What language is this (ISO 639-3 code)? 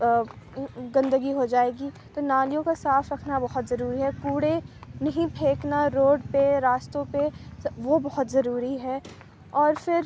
urd